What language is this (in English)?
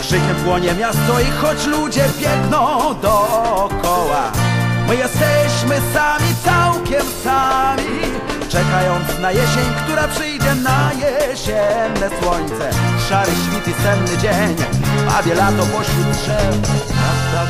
Polish